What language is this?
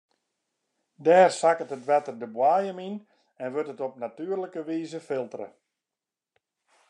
Western Frisian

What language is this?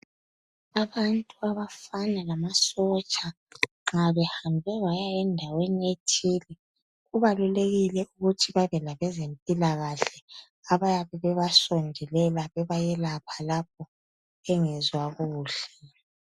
North Ndebele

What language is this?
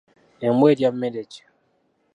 Ganda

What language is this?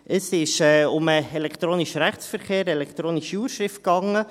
Swiss German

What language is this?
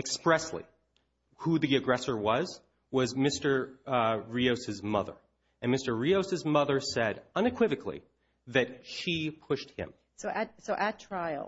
English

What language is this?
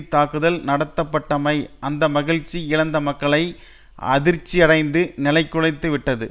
Tamil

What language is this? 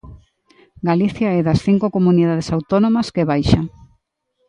Galician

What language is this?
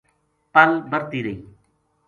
Gujari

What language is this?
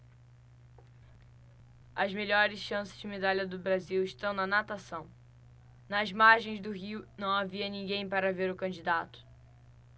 Portuguese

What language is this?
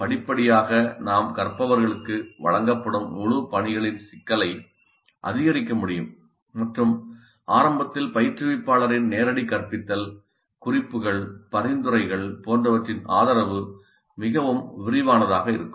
Tamil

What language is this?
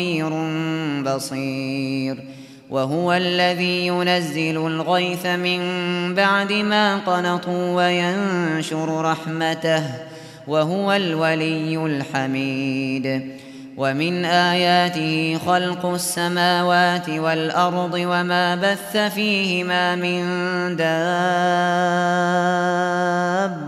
Arabic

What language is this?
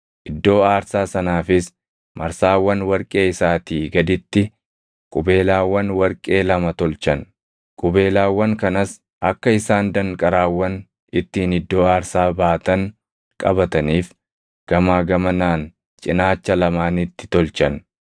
Oromo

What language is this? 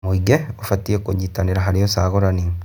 Kikuyu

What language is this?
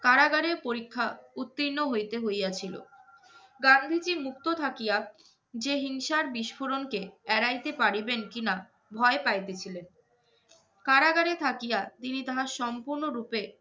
Bangla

